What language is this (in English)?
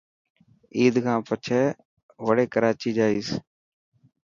Dhatki